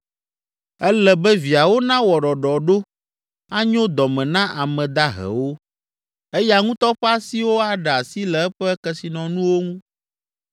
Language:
Ewe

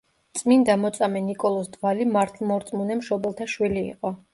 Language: Georgian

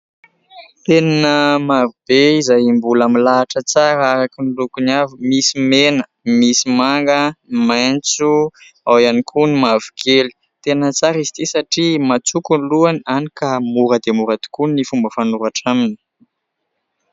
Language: Malagasy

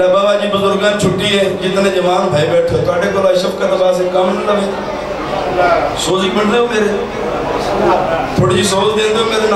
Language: Arabic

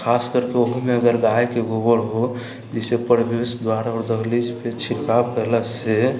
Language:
Maithili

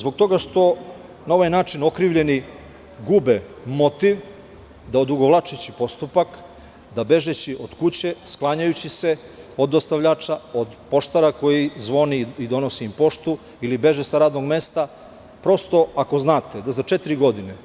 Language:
Serbian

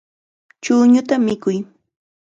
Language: Chiquián Ancash Quechua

